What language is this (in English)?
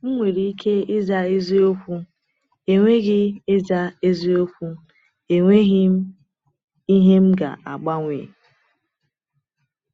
Igbo